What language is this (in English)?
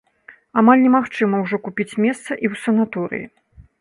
Belarusian